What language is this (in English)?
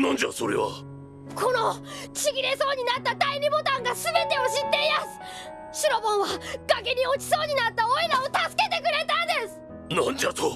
Japanese